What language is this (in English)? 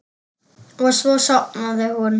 Icelandic